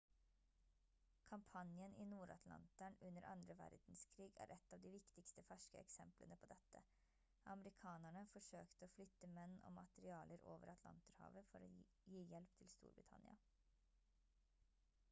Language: Norwegian Bokmål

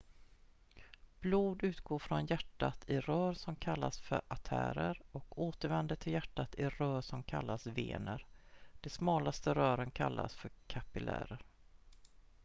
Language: Swedish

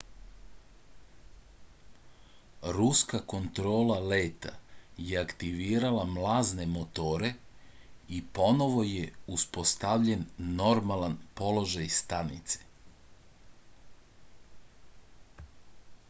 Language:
Serbian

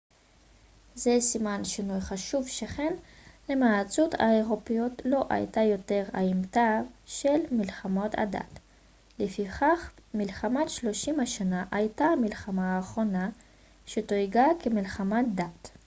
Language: Hebrew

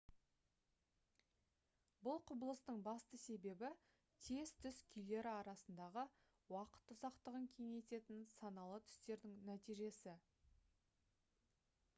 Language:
Kazakh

